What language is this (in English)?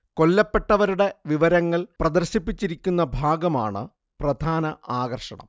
Malayalam